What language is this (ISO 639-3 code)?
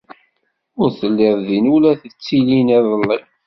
kab